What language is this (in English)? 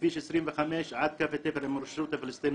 Hebrew